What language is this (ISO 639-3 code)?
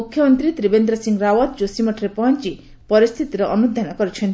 ori